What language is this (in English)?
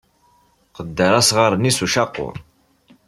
Kabyle